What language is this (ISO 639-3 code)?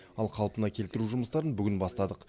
kaz